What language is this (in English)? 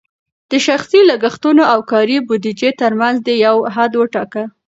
Pashto